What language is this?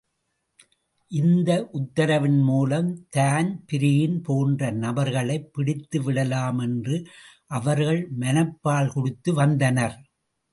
Tamil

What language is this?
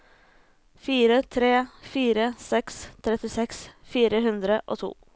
Norwegian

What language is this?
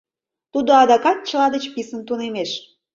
Mari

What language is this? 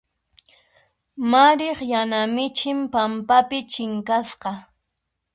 Puno Quechua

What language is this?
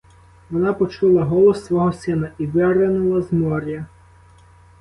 Ukrainian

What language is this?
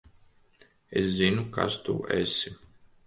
Latvian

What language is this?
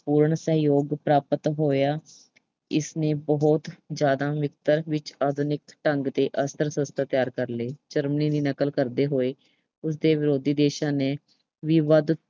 Punjabi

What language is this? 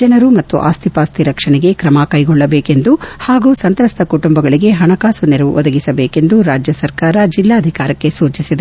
Kannada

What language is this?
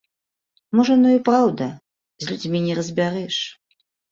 Belarusian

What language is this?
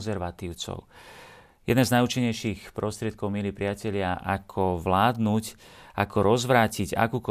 Slovak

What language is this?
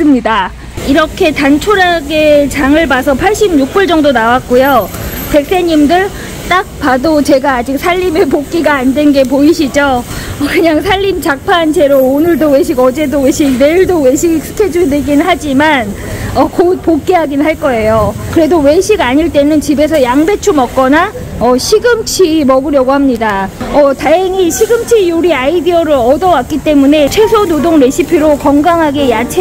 Korean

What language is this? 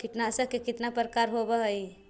Magahi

